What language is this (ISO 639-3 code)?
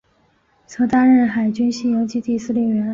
zho